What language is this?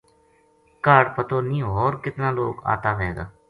Gujari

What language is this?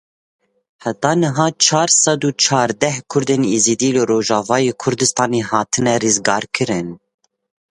Kurdish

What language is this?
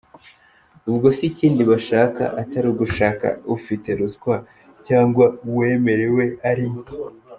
Kinyarwanda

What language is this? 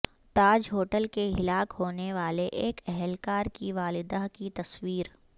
Urdu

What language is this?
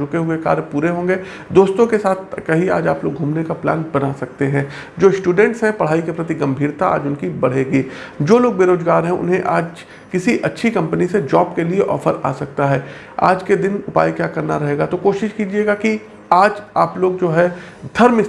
Hindi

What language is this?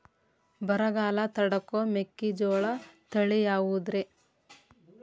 Kannada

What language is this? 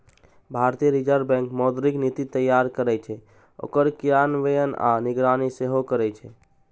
Maithili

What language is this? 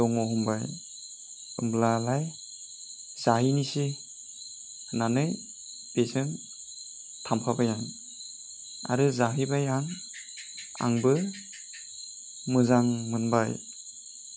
Bodo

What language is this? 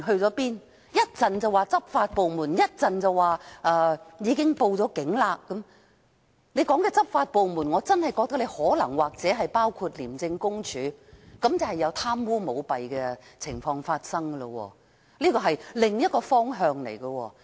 Cantonese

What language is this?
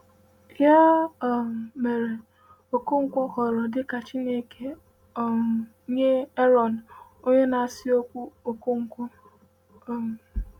Igbo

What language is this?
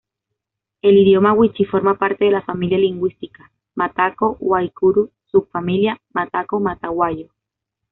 Spanish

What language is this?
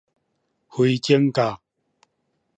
Min Nan Chinese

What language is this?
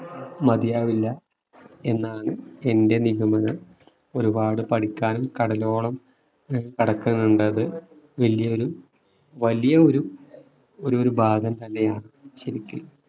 Malayalam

